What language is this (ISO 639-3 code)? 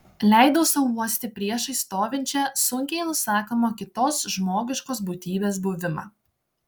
lit